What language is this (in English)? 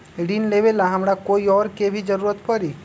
Magahi